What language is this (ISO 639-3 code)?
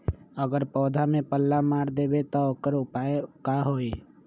mag